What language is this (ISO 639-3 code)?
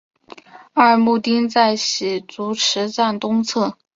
zho